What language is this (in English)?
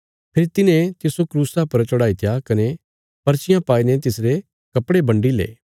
Bilaspuri